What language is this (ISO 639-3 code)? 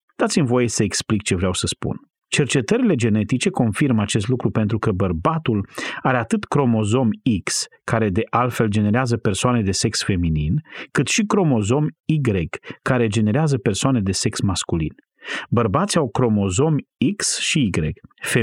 ron